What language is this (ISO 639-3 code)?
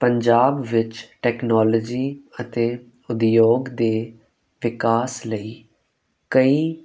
pan